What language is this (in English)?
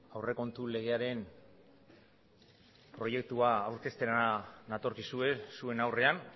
Basque